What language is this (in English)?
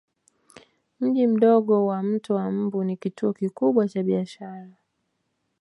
Swahili